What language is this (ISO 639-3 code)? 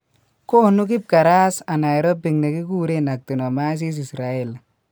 kln